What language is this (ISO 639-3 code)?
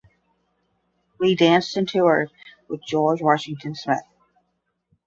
eng